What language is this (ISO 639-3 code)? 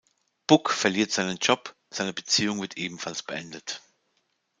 deu